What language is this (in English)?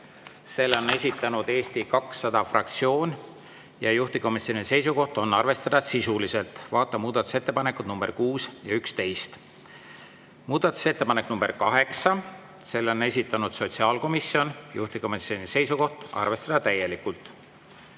Estonian